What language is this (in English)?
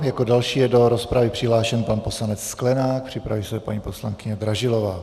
Czech